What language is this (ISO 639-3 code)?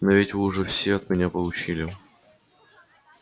rus